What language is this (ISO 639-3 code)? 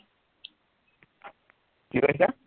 asm